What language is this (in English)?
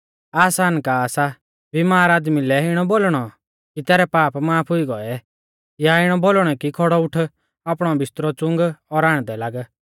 Mahasu Pahari